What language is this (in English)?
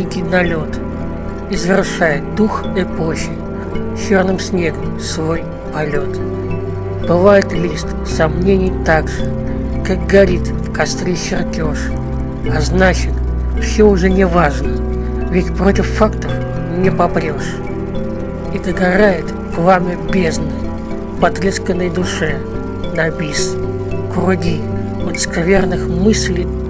Russian